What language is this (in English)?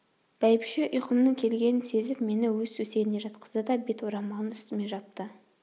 Kazakh